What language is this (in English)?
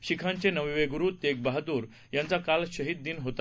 Marathi